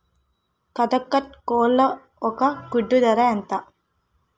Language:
Telugu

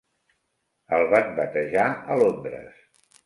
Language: Catalan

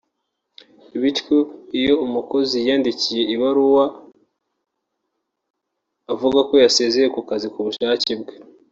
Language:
Kinyarwanda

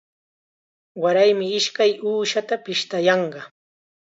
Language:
Chiquián Ancash Quechua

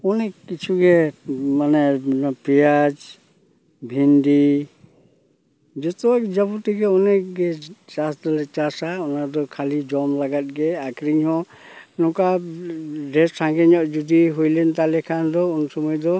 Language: Santali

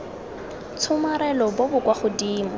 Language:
Tswana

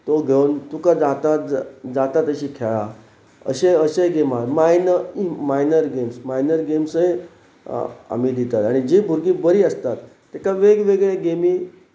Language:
Konkani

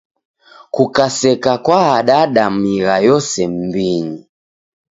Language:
Taita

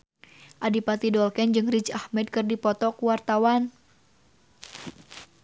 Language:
Sundanese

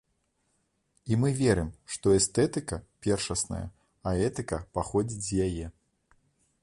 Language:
Belarusian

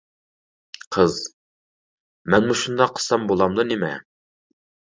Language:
Uyghur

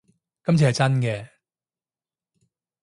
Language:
Cantonese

